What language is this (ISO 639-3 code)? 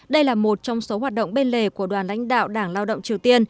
vie